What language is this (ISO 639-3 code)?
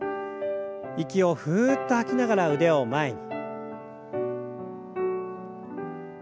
jpn